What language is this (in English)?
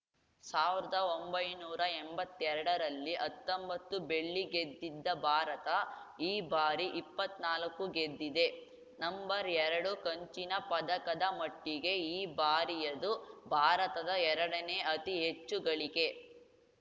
Kannada